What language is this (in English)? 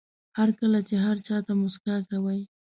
Pashto